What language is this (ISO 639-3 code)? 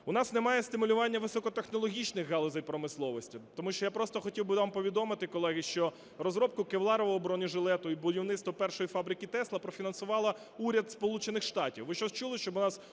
ukr